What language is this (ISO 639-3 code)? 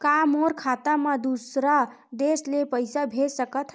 hne